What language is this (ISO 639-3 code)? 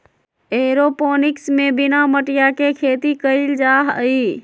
mag